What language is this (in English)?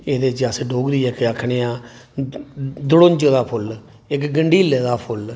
Dogri